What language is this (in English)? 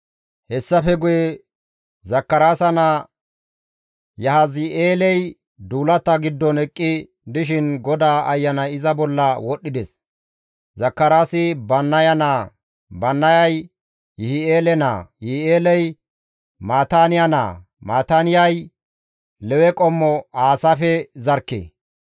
Gamo